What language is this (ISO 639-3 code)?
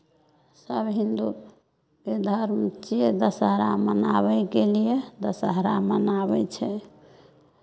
mai